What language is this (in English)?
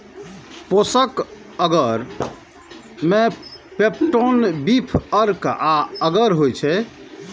Maithili